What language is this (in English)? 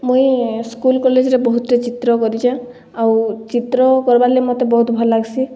Odia